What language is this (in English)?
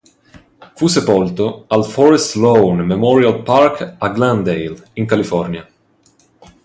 Italian